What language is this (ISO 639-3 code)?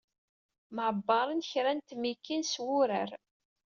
kab